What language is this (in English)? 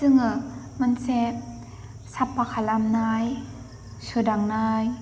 Bodo